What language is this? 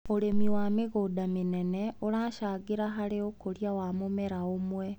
Kikuyu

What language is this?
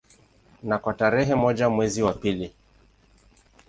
Swahili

